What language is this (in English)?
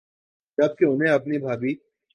Urdu